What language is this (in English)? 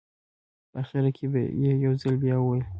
Pashto